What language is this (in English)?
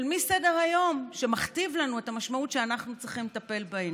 Hebrew